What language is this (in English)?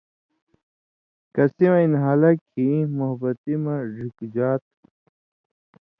Indus Kohistani